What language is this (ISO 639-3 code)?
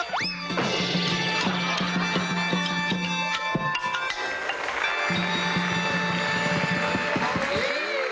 tha